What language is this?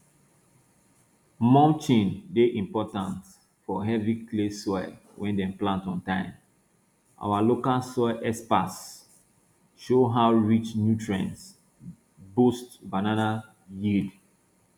Nigerian Pidgin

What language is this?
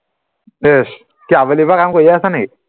Assamese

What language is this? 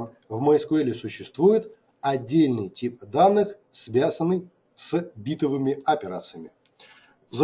Russian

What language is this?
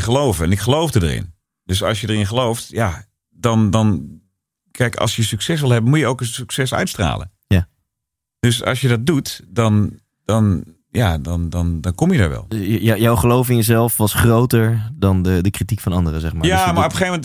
Dutch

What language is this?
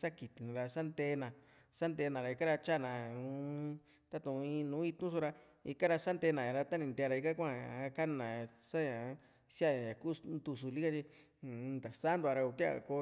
Juxtlahuaca Mixtec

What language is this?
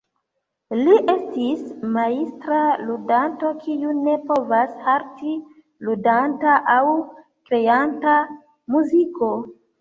Esperanto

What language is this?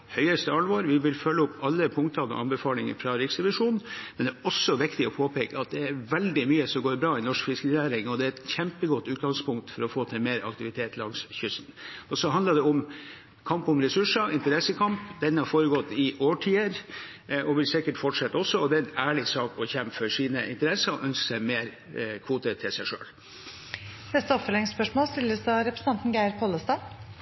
Norwegian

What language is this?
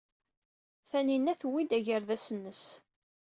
Kabyle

